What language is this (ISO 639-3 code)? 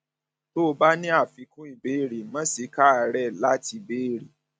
yor